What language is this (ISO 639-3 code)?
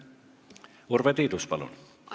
est